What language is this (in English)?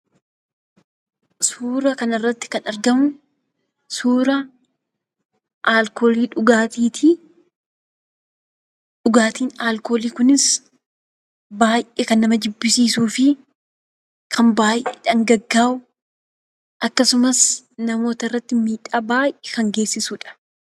Oromo